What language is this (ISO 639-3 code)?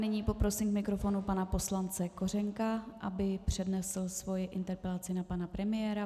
ces